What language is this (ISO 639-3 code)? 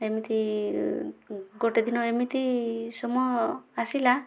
ori